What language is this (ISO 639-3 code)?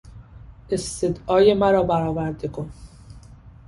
fas